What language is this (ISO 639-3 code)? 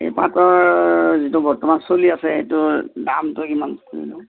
asm